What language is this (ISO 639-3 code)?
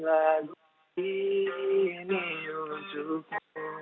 ind